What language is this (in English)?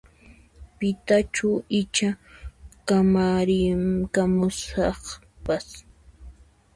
Puno Quechua